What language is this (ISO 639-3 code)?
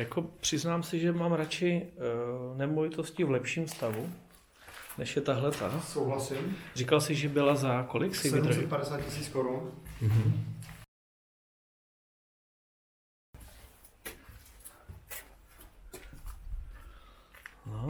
ces